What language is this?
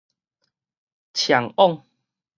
Min Nan Chinese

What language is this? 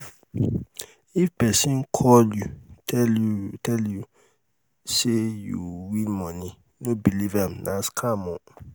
Nigerian Pidgin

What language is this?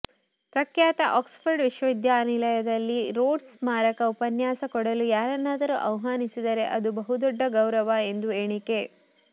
Kannada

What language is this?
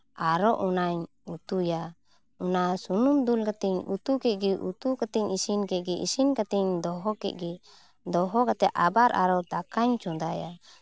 Santali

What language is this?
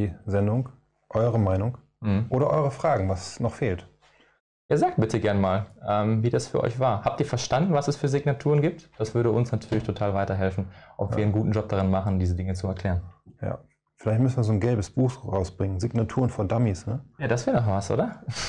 German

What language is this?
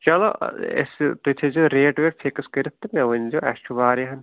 Kashmiri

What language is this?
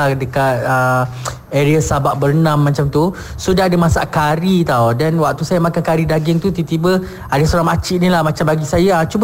Malay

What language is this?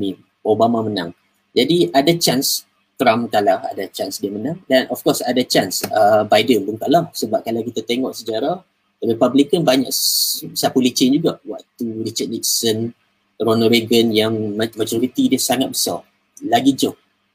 Malay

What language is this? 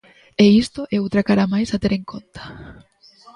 Galician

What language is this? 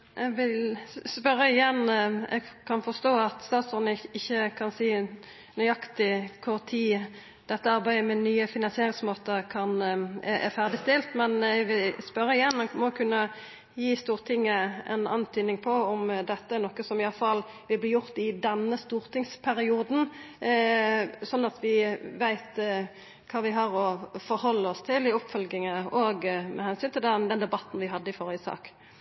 Norwegian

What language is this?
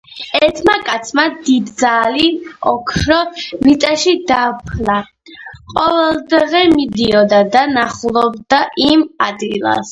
Georgian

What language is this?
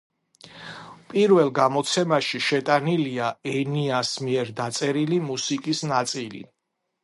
Georgian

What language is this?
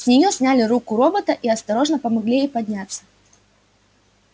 Russian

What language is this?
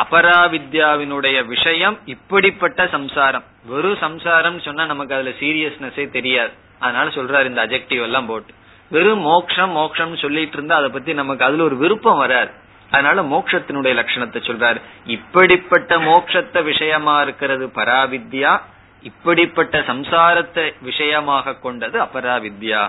Tamil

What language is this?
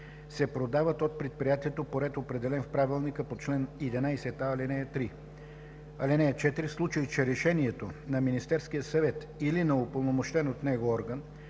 Bulgarian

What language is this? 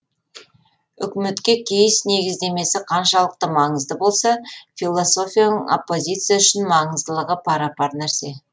Kazakh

